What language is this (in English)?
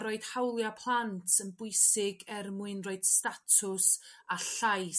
Welsh